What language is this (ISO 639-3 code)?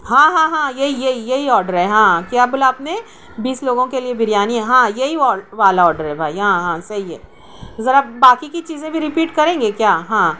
urd